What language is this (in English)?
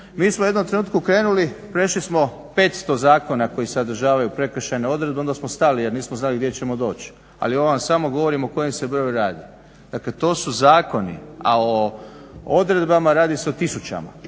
Croatian